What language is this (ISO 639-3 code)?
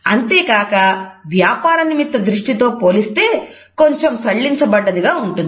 tel